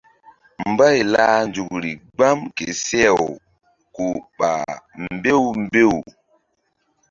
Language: Mbum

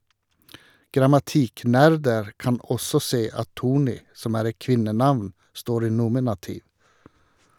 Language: Norwegian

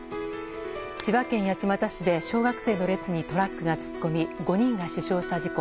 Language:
Japanese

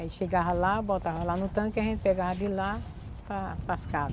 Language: Portuguese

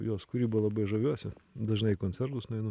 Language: Lithuanian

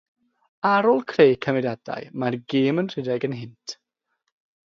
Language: Welsh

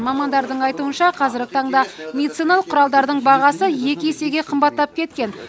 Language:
Kazakh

